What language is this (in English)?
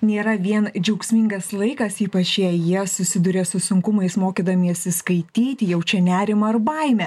Lithuanian